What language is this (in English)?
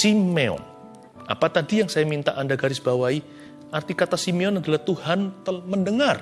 Indonesian